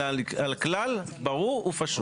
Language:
Hebrew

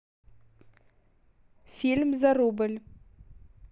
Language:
Russian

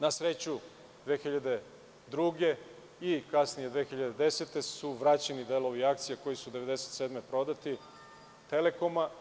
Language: Serbian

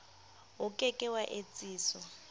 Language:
Southern Sotho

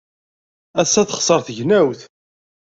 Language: Kabyle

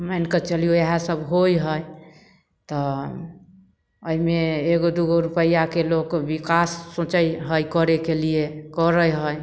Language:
Maithili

